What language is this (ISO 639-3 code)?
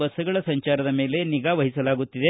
kan